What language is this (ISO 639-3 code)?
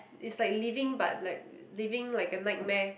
eng